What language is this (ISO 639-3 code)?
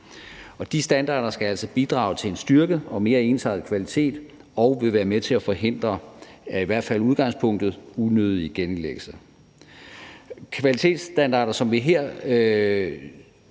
dan